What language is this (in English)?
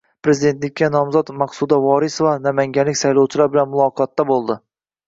Uzbek